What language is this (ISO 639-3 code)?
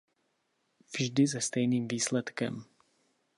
ces